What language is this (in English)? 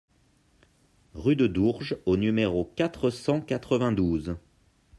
French